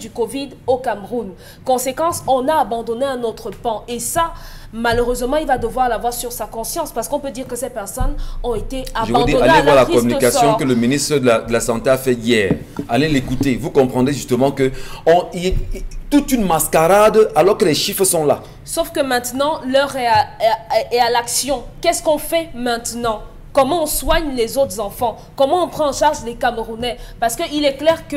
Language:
French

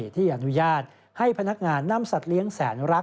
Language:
Thai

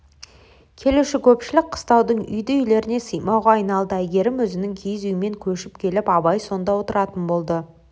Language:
Kazakh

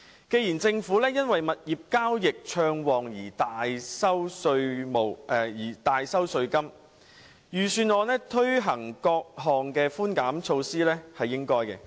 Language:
Cantonese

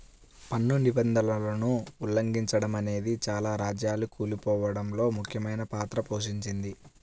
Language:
Telugu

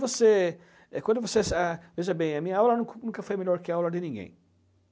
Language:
Portuguese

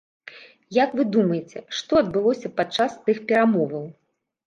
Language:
Belarusian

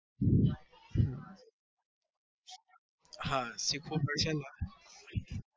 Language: Gujarati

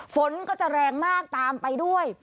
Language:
Thai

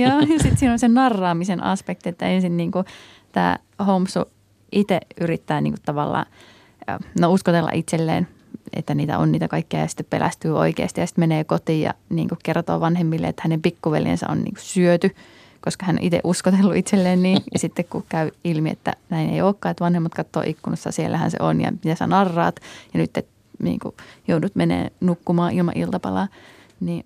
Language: Finnish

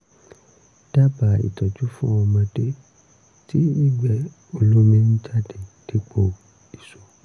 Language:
Yoruba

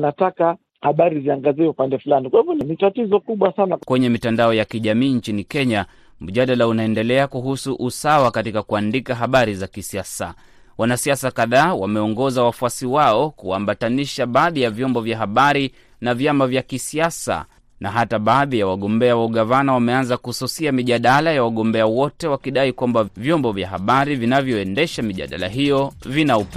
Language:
Swahili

